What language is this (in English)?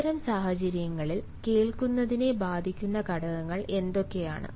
Malayalam